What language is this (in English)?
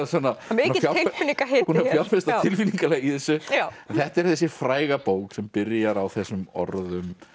Icelandic